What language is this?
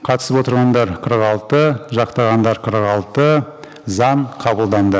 Kazakh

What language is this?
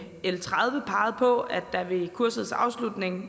Danish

